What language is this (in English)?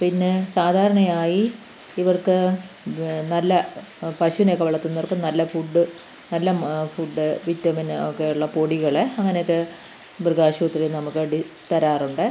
Malayalam